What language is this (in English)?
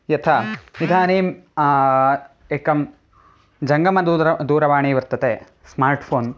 Sanskrit